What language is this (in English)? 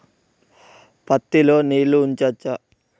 Telugu